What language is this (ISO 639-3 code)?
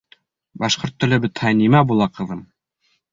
bak